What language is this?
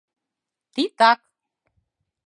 Mari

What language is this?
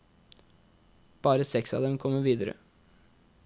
Norwegian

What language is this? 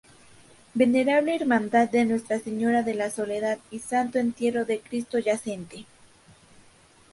Spanish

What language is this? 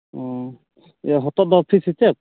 Santali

